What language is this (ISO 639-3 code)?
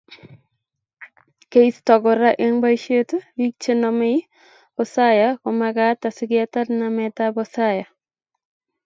kln